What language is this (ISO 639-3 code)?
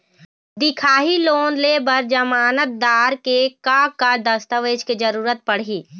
hne